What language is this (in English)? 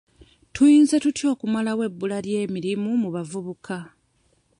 Ganda